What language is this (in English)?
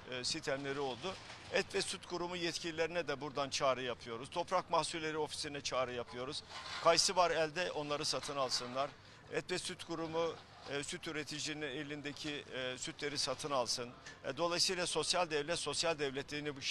Turkish